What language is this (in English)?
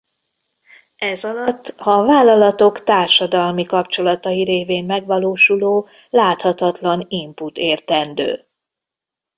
Hungarian